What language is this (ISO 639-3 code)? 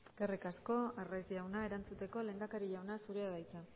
eus